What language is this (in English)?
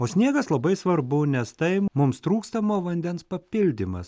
Lithuanian